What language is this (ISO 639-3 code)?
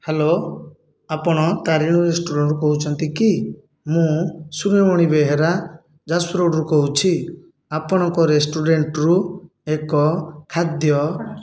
ori